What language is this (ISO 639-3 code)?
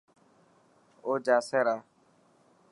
mki